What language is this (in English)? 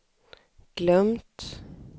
Swedish